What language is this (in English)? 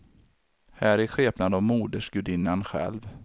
Swedish